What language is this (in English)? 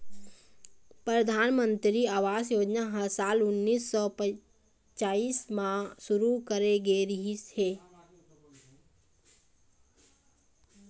Chhattisgarhi